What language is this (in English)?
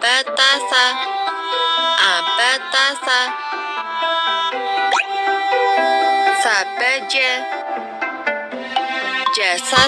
Indonesian